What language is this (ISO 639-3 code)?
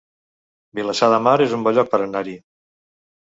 cat